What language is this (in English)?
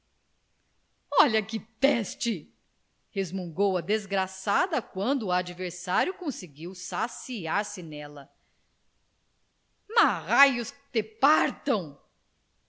Portuguese